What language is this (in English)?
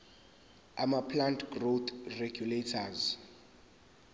Zulu